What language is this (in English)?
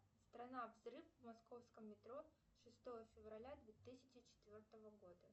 Russian